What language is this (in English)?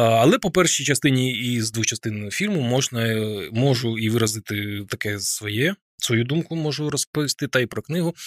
Ukrainian